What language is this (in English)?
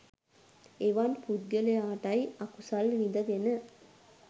Sinhala